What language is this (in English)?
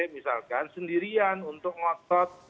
Indonesian